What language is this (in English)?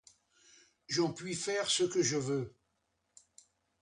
French